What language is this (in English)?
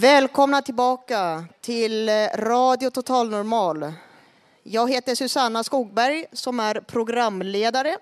Swedish